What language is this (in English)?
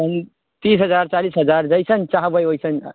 Maithili